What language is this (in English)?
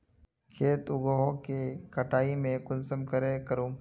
Magahi